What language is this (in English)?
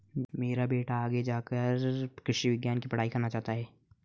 Hindi